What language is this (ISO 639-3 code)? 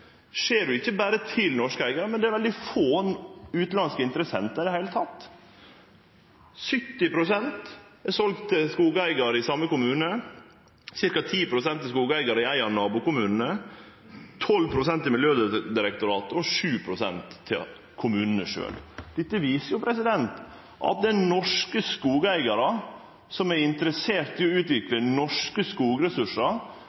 nno